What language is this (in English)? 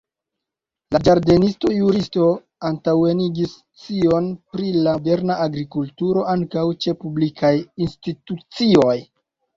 Esperanto